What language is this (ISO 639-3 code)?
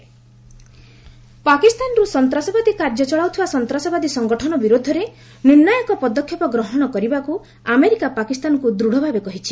ori